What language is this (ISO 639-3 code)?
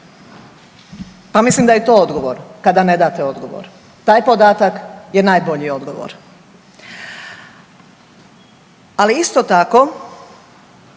hrv